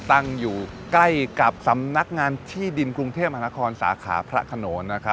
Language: Thai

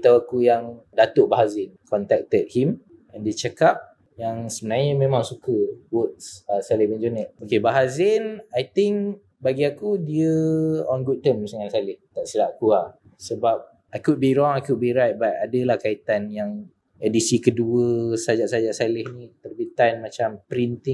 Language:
Malay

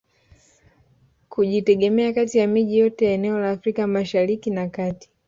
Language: Swahili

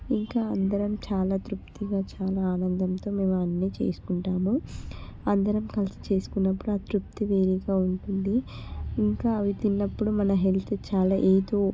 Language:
Telugu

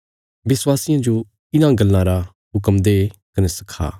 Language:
Bilaspuri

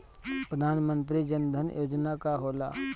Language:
Bhojpuri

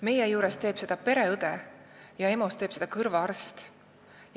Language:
Estonian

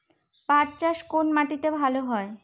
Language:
Bangla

